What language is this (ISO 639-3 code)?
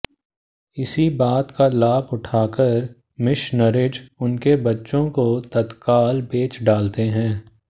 hin